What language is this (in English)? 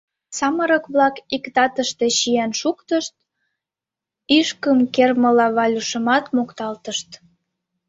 Mari